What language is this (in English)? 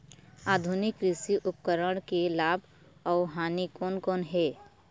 Chhattisgarhi